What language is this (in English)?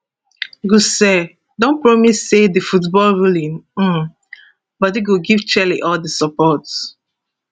Nigerian Pidgin